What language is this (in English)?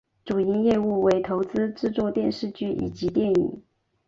Chinese